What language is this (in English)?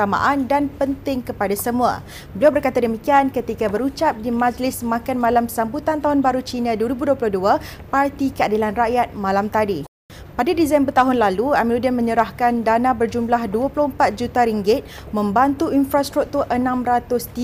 Malay